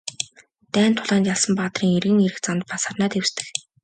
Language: Mongolian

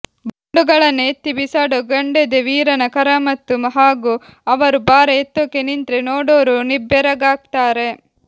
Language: Kannada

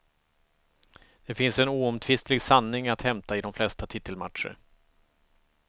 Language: Swedish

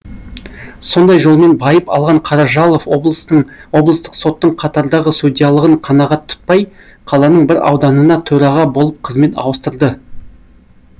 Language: Kazakh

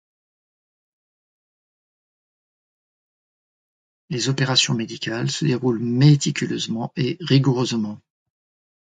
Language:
French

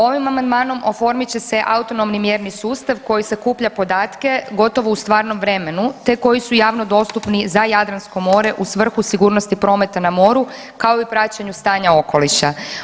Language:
Croatian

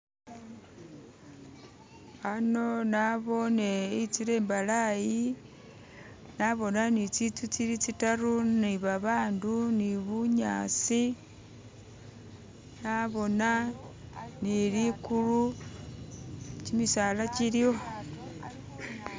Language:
Masaaba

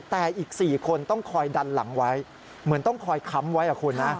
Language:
Thai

